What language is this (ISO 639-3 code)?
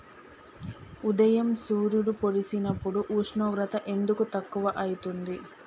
tel